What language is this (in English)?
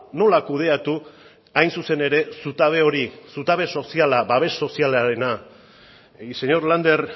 Basque